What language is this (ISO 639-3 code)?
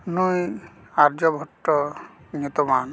sat